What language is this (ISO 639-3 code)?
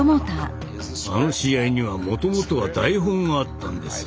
jpn